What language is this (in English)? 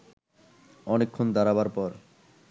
Bangla